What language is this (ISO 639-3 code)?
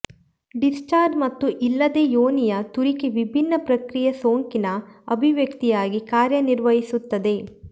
kan